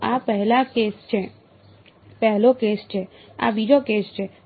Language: Gujarati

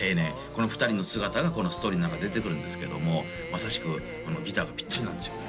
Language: Japanese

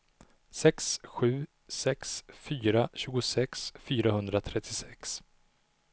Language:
Swedish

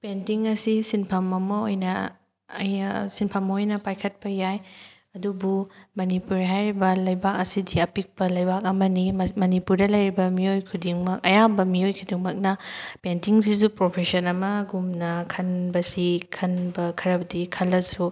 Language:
Manipuri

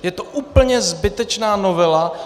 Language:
Czech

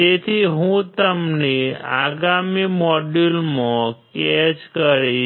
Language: Gujarati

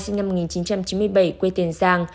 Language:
Vietnamese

